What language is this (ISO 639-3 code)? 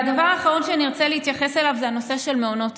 heb